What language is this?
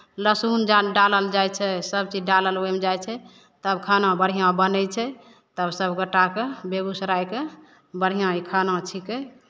Maithili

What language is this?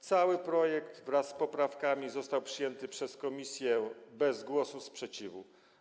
Polish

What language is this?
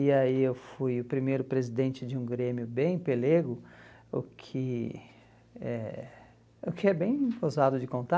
Portuguese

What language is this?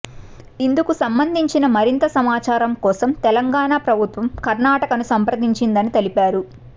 Telugu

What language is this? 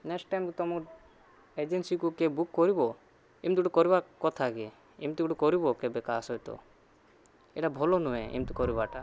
Odia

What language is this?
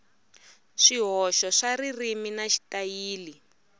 Tsonga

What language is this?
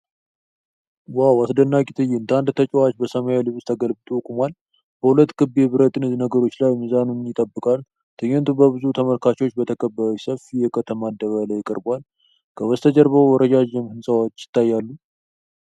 Amharic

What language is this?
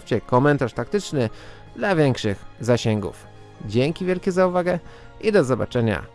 Polish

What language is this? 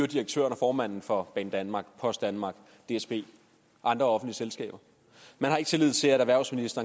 Danish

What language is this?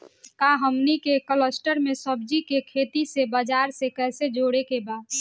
Bhojpuri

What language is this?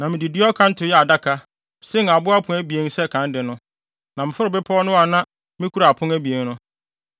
Akan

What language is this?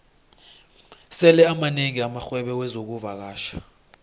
South Ndebele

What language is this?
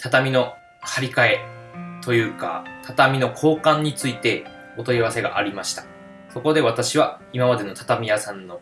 Japanese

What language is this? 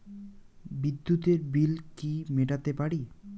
Bangla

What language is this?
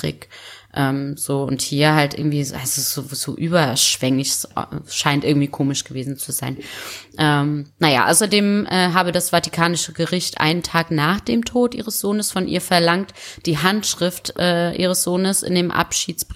German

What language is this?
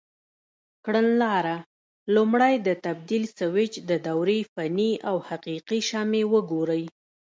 Pashto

